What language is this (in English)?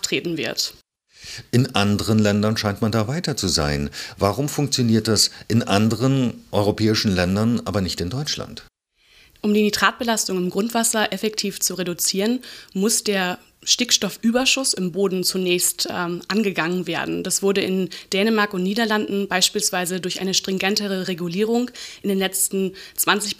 German